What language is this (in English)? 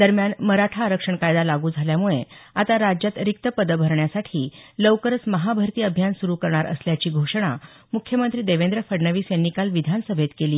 Marathi